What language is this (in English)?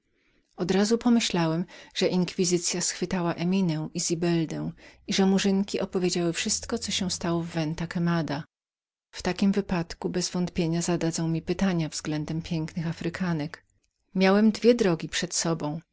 Polish